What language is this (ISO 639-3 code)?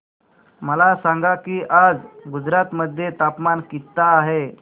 mar